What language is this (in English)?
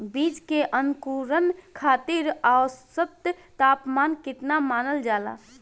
Bhojpuri